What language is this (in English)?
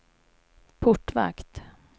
Swedish